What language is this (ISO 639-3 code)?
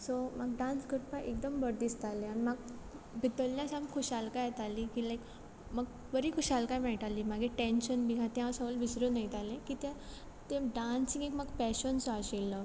kok